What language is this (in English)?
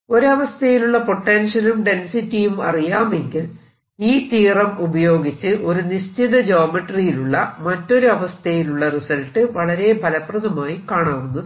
Malayalam